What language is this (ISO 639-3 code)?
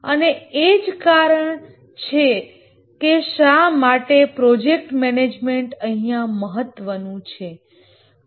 guj